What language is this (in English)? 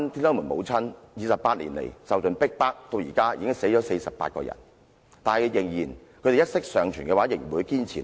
Cantonese